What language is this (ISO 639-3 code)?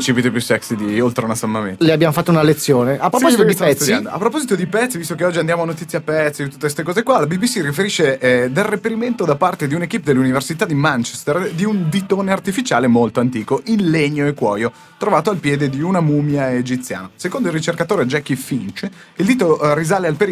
ita